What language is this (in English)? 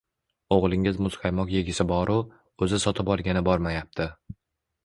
Uzbek